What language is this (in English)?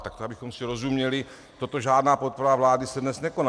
Czech